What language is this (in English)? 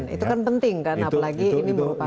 Indonesian